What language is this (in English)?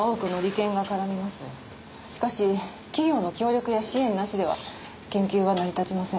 Japanese